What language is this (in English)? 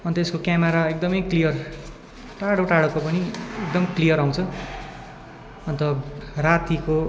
Nepali